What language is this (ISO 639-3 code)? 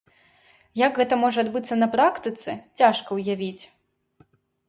bel